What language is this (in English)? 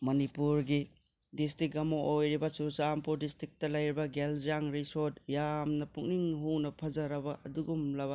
Manipuri